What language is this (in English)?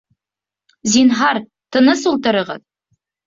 Bashkir